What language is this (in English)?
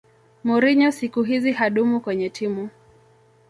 Swahili